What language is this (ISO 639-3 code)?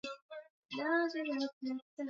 swa